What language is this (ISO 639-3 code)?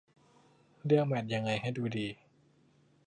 tha